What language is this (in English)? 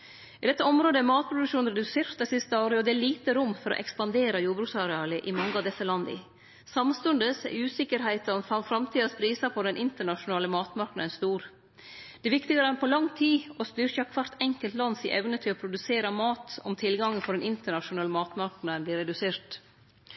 Norwegian Nynorsk